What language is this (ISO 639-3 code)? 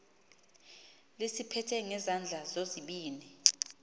xho